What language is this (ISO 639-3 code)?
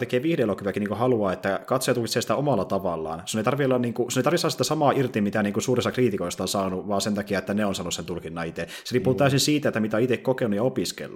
fin